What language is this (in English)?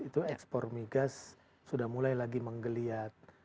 Indonesian